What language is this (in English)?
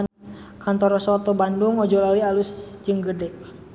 Sundanese